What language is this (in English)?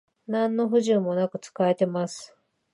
Japanese